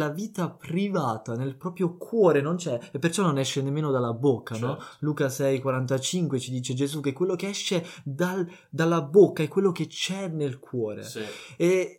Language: Italian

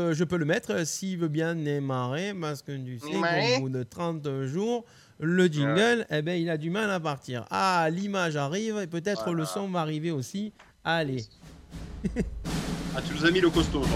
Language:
French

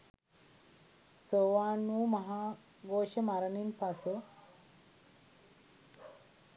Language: Sinhala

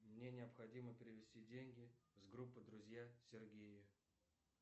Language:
Russian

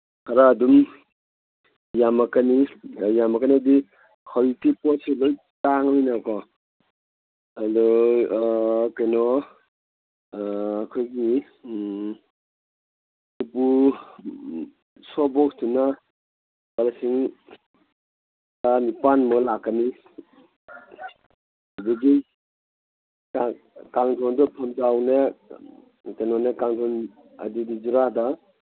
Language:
Manipuri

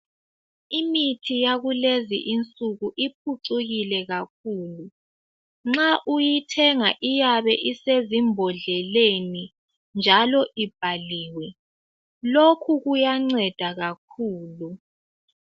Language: North Ndebele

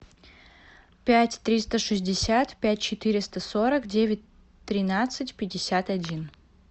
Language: Russian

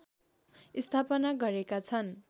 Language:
Nepali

